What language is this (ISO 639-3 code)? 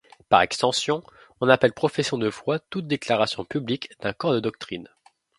fra